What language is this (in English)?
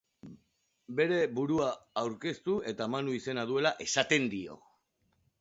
Basque